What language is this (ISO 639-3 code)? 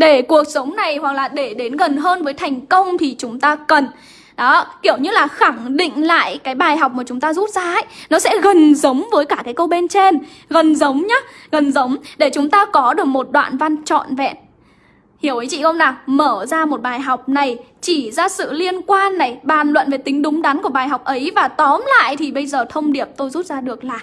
vie